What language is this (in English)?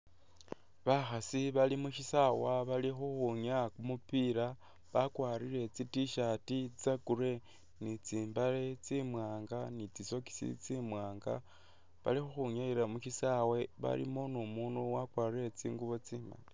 Masaaba